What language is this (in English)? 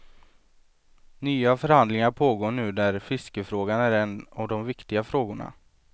Swedish